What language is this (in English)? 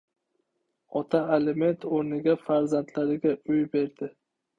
Uzbek